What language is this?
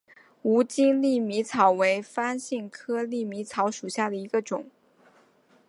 Chinese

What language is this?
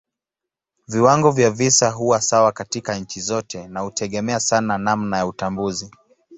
Swahili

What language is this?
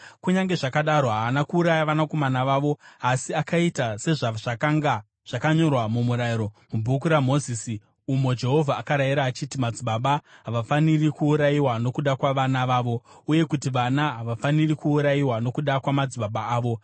Shona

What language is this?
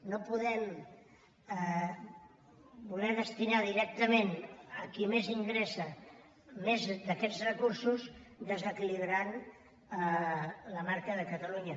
Catalan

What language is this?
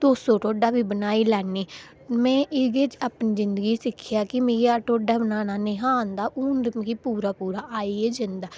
Dogri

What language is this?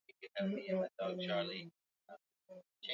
Swahili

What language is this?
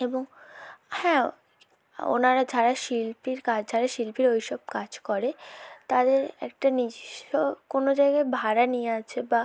Bangla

